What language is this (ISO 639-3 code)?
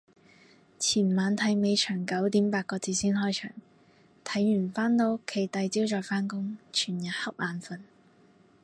yue